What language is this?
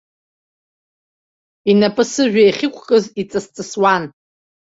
Abkhazian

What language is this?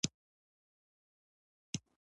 Pashto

